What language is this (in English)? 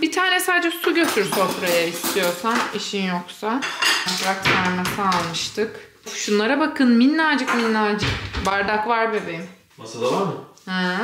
Turkish